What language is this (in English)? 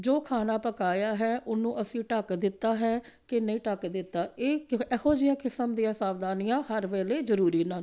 Punjabi